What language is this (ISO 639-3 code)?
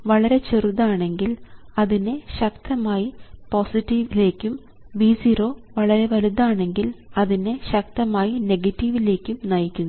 mal